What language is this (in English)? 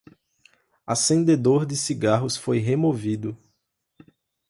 Portuguese